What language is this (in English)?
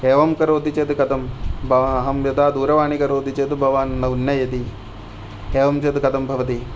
Sanskrit